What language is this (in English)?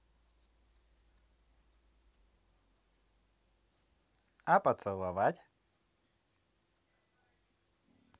Russian